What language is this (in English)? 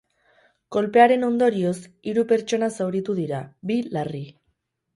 Basque